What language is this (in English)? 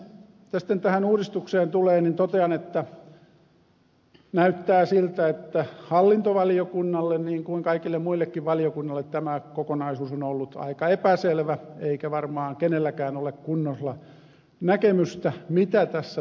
Finnish